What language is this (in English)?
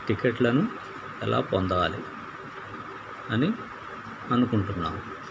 Telugu